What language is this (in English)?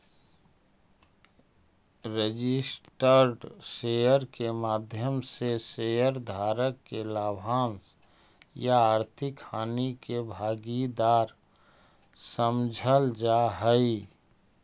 Magahi